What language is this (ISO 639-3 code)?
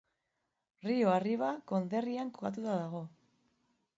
eus